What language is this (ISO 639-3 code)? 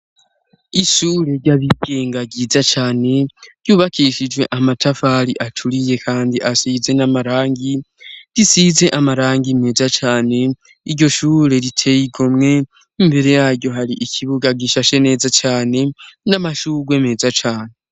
run